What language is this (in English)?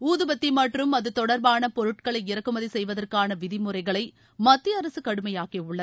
Tamil